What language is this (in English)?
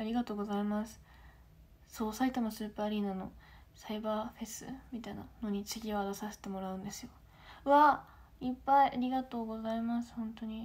Japanese